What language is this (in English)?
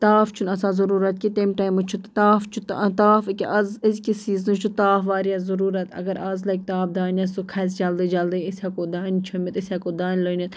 Kashmiri